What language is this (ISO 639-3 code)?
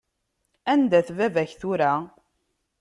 kab